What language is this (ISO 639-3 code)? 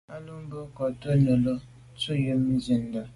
byv